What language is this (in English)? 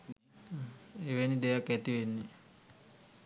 Sinhala